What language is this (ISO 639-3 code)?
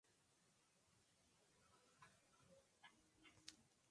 spa